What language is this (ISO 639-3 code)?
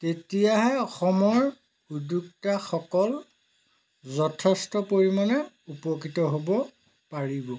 asm